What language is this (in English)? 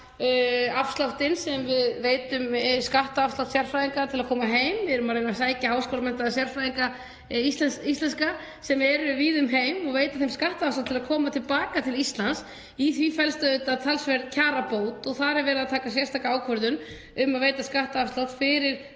Icelandic